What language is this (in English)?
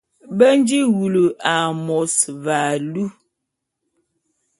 Bulu